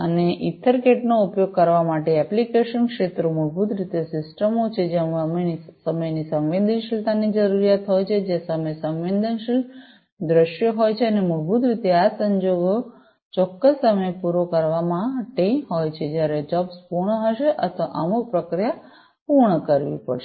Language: Gujarati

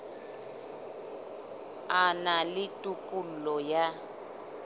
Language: Southern Sotho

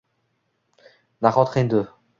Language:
Uzbek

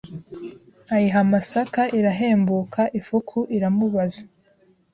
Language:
Kinyarwanda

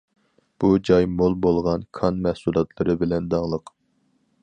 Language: Uyghur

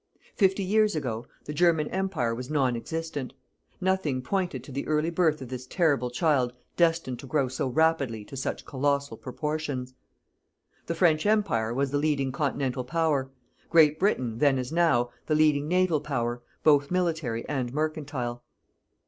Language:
English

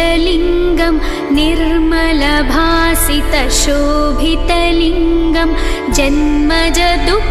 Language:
Hindi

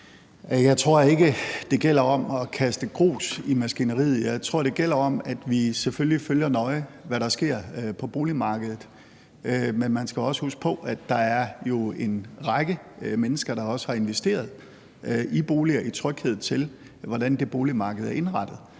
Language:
Danish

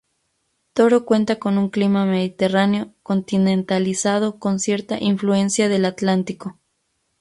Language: Spanish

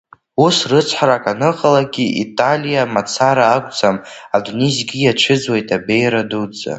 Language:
Abkhazian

